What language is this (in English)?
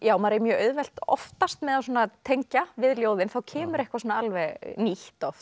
Icelandic